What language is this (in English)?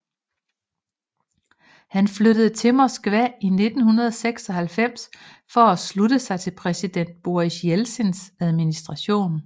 Danish